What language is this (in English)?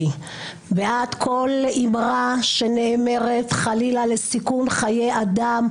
Hebrew